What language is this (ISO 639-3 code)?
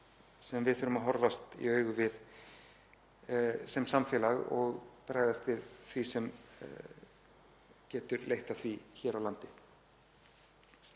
isl